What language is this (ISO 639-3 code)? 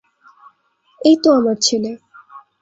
ben